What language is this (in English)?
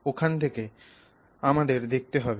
Bangla